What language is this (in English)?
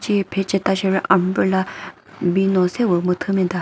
Chokri Naga